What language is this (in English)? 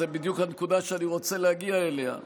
Hebrew